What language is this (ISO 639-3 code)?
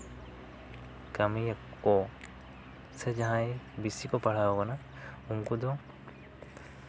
sat